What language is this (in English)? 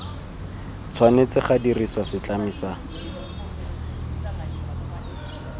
Tswana